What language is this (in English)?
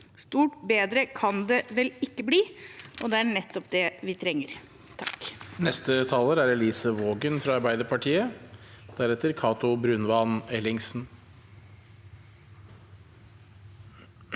Norwegian